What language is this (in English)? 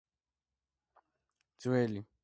Georgian